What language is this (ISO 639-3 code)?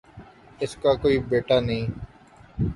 urd